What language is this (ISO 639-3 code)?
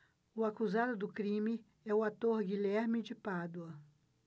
por